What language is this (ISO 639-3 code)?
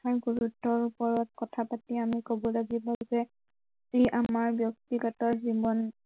asm